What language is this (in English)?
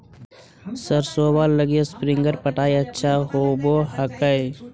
Magahi